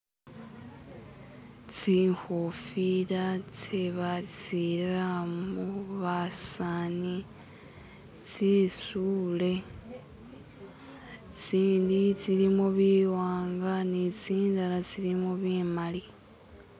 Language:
Masaaba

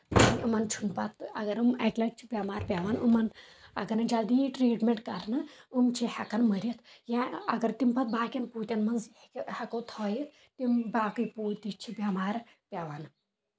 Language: Kashmiri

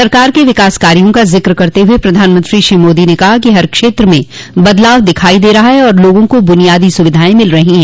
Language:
Hindi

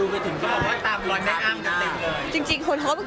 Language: Thai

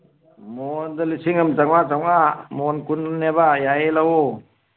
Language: Manipuri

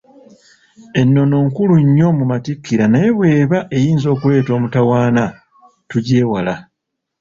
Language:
Ganda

